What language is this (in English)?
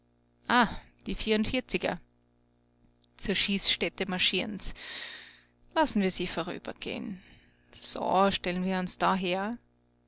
German